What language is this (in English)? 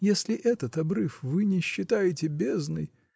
Russian